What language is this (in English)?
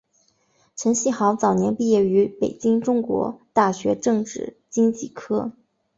Chinese